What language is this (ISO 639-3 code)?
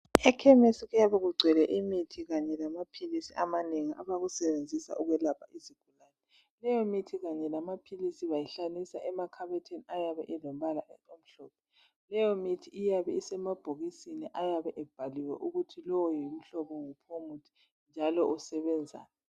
nde